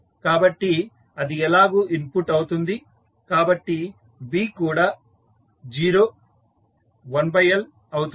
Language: Telugu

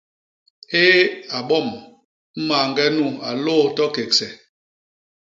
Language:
Basaa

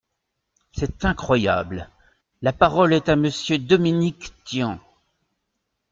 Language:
French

